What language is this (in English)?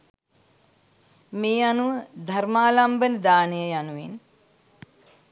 Sinhala